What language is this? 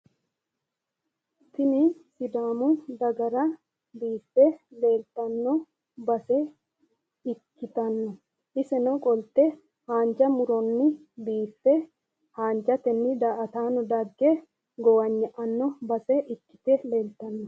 Sidamo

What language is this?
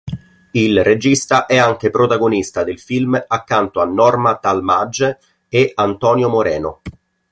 Italian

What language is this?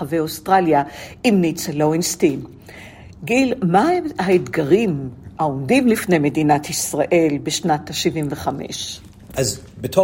Hebrew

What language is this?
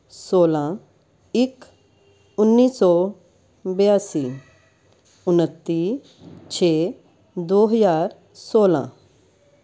Punjabi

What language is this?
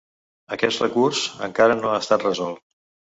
Catalan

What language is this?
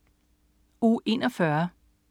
Danish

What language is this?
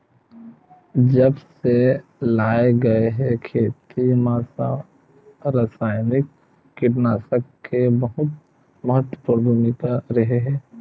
Chhattisgarhi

